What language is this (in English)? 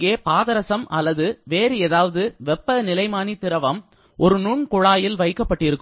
Tamil